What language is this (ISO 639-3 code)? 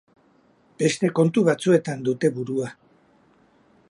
eus